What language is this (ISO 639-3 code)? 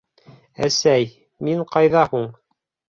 bak